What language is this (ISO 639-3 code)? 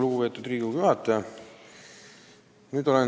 est